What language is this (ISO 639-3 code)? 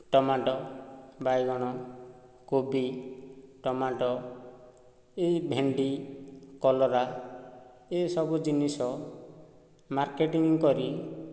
ori